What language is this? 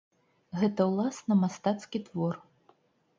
Belarusian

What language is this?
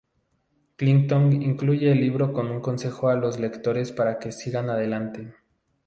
Spanish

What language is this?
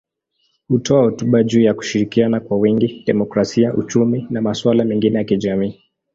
Swahili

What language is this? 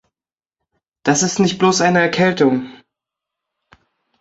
German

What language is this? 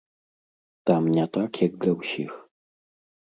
Belarusian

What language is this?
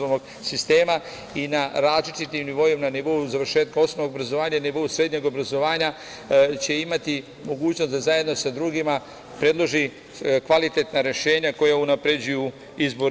Serbian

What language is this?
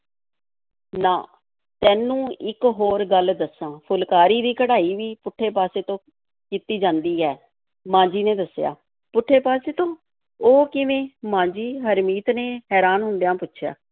Punjabi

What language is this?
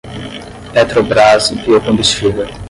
Portuguese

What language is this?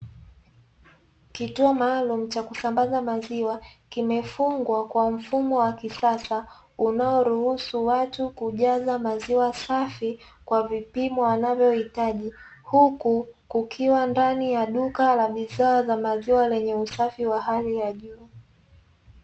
Swahili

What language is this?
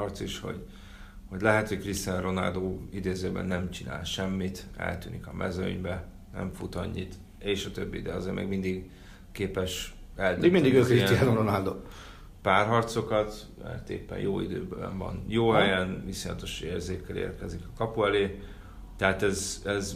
Hungarian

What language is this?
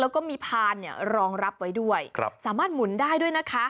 Thai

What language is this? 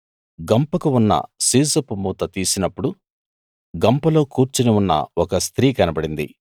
Telugu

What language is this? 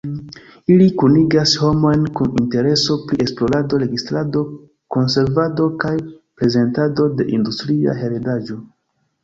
Esperanto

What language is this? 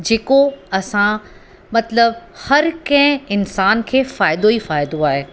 Sindhi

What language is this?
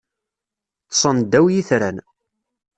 Kabyle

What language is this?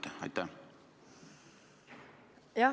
Estonian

